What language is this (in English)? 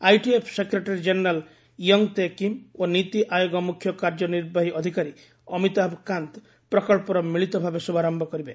Odia